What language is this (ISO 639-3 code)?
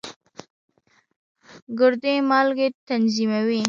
pus